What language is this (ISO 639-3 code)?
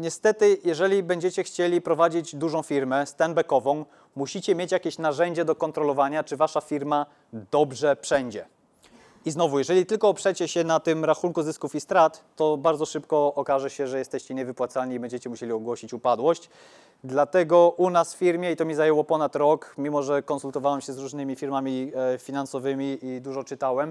pol